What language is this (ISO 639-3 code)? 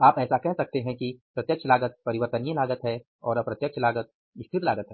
hin